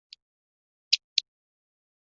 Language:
Chinese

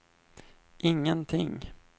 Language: Swedish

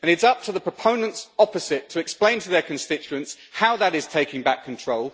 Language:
English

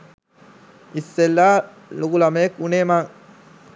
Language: Sinhala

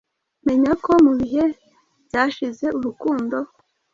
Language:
Kinyarwanda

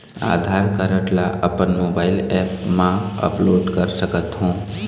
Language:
Chhattisgarhi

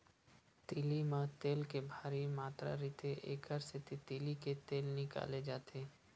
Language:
Chhattisgarhi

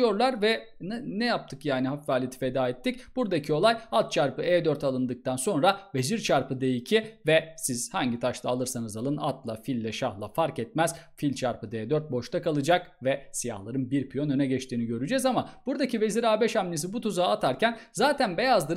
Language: Turkish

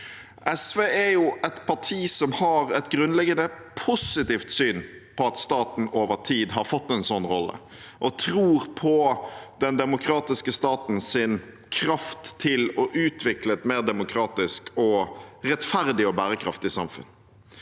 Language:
Norwegian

